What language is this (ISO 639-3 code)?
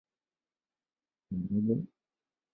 zho